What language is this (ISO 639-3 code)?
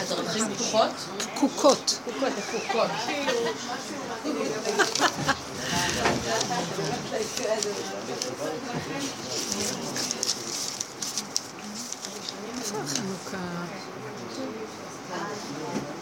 heb